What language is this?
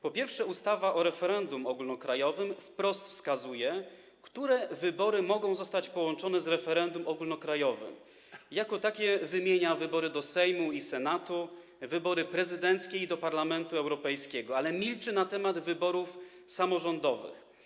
Polish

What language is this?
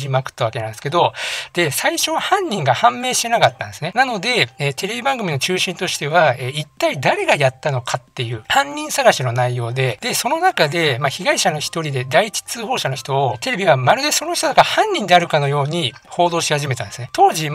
Japanese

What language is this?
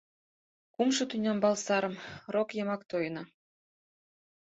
Mari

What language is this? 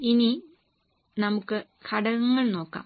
Malayalam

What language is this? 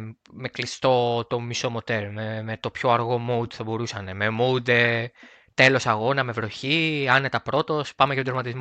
Greek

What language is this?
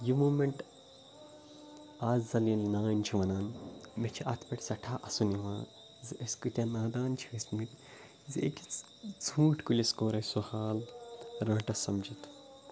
Kashmiri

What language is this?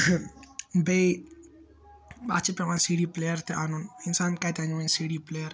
Kashmiri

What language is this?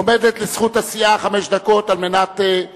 Hebrew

